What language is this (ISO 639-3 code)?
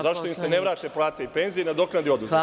srp